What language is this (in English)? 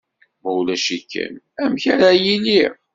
Kabyle